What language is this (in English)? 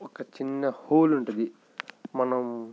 Telugu